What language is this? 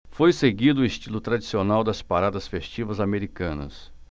Portuguese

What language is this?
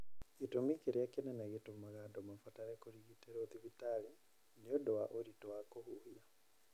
Kikuyu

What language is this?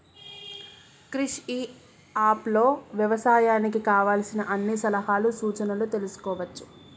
Telugu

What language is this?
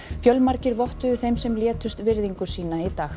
Icelandic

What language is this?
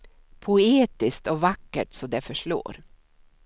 Swedish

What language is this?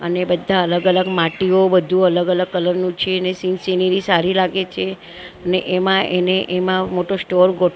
Gujarati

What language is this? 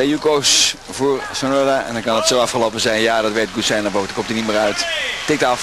Dutch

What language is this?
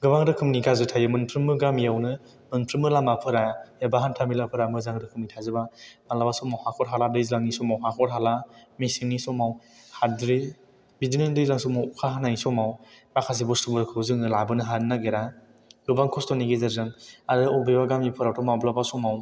Bodo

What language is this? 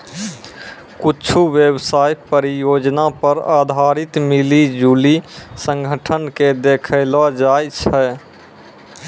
Maithili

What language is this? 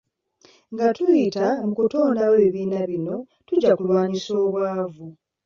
Ganda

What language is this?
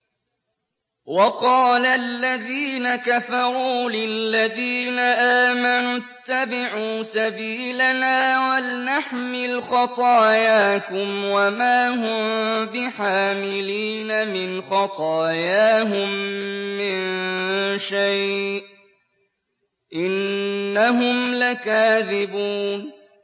Arabic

